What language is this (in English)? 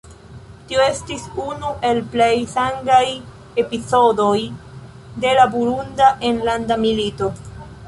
Esperanto